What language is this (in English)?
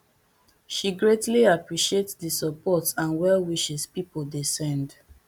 Nigerian Pidgin